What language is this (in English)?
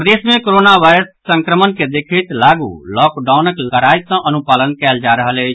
Maithili